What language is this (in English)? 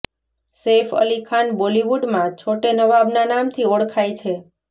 Gujarati